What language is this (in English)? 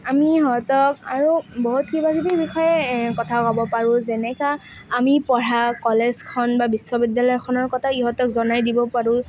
Assamese